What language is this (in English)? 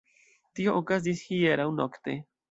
Esperanto